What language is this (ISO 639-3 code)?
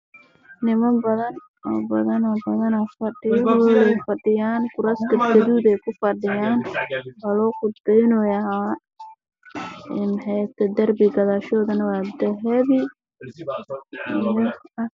som